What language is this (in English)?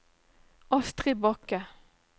Norwegian